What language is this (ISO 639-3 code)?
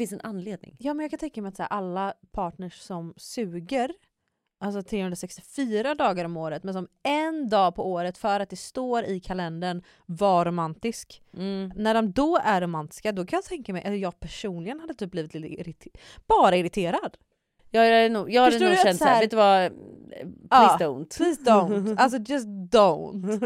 swe